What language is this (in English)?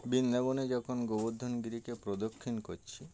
Bangla